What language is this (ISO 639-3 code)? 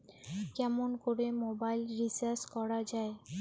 ben